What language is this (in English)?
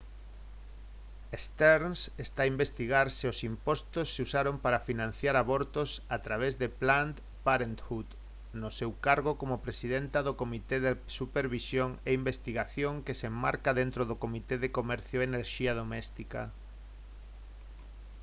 Galician